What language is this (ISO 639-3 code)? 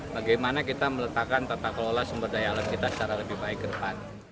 ind